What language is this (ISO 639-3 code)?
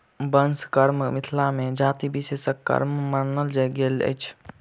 mai